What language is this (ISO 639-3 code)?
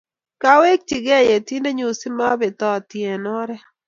kln